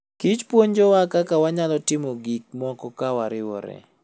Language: Luo (Kenya and Tanzania)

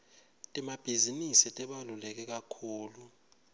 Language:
Swati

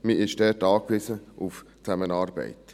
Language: Swiss German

